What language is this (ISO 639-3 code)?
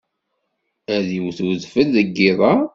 kab